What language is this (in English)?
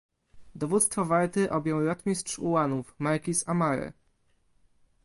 Polish